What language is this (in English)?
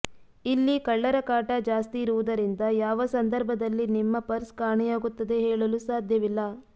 Kannada